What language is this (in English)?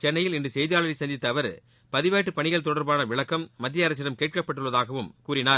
Tamil